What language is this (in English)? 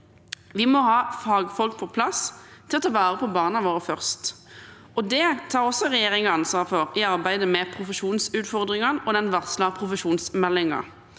Norwegian